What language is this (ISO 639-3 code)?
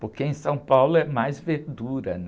por